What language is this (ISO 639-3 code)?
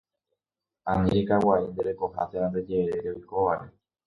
grn